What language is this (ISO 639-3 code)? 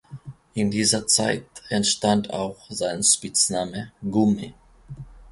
deu